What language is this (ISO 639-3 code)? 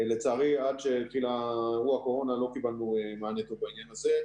heb